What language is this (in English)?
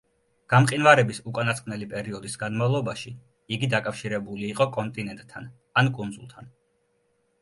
Georgian